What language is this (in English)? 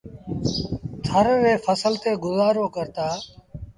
Sindhi Bhil